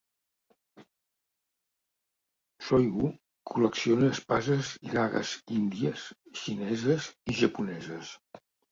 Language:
Catalan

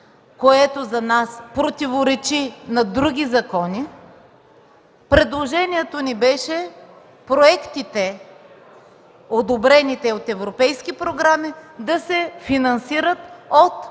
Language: Bulgarian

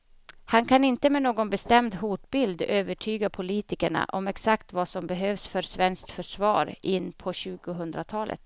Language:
Swedish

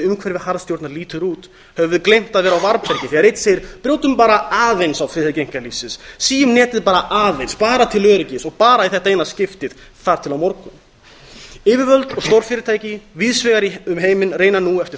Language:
Icelandic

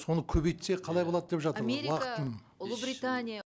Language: Kazakh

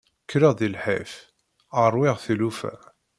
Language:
Kabyle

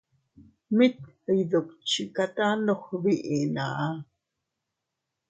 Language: Teutila Cuicatec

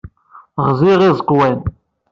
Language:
Kabyle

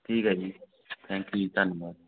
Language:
Punjabi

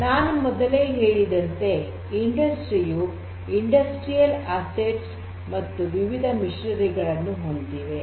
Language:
Kannada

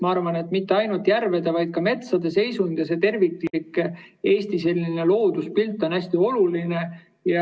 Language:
Estonian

